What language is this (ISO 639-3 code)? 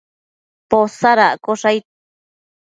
mcf